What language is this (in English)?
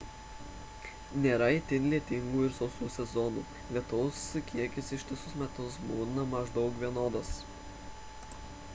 Lithuanian